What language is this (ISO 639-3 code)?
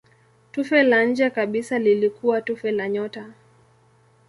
swa